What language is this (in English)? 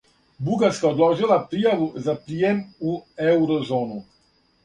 Serbian